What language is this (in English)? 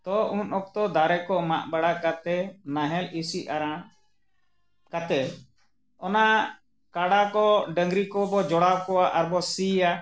Santali